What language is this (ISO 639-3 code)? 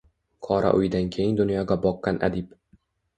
uzb